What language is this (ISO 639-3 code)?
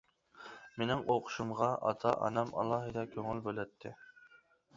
uig